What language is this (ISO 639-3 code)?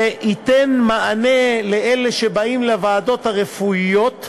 heb